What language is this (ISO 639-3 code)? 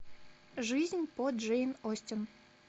rus